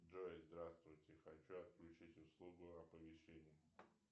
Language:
Russian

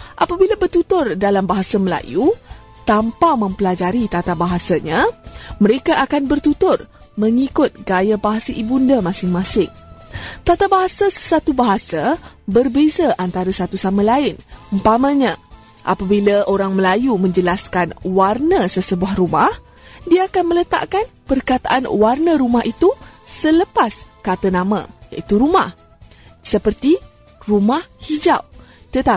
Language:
Malay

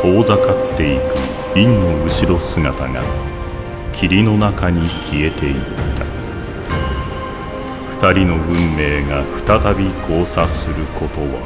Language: Japanese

